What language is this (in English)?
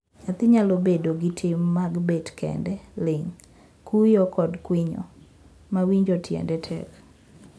Luo (Kenya and Tanzania)